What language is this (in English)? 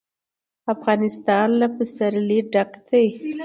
Pashto